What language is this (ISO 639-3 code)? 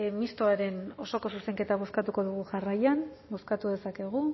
eus